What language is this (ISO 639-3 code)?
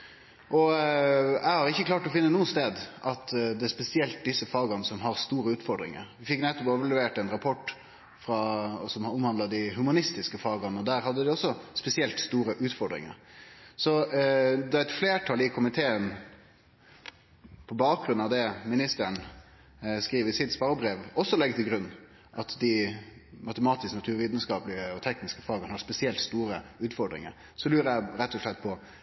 nno